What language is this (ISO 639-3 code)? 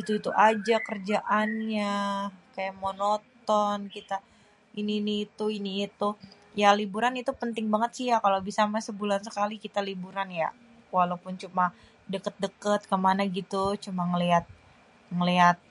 bew